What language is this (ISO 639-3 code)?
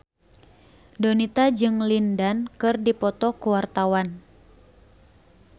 sun